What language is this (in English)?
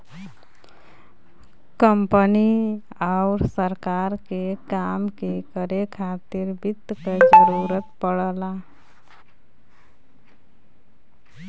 Bhojpuri